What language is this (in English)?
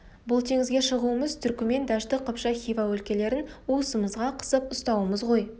Kazakh